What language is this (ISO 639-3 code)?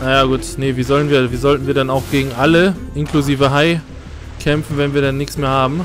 deu